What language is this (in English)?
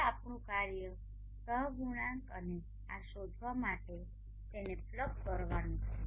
Gujarati